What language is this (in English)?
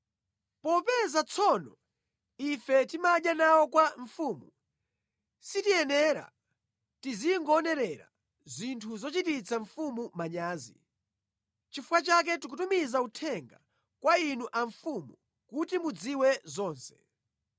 Nyanja